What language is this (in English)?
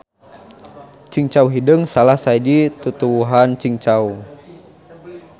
Sundanese